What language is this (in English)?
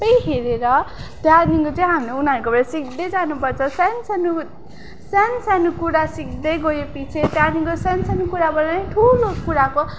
Nepali